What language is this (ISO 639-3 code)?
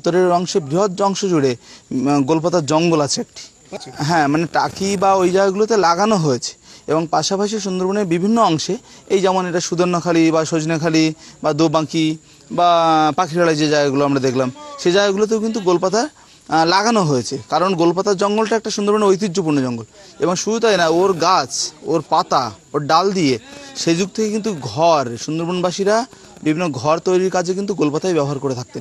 ben